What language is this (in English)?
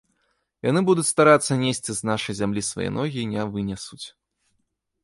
Belarusian